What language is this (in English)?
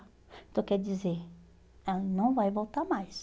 Portuguese